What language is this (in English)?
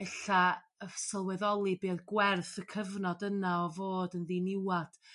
Welsh